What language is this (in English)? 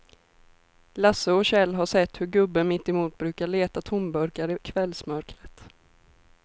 Swedish